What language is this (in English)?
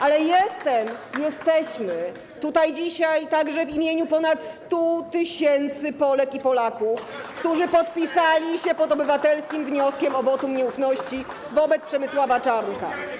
Polish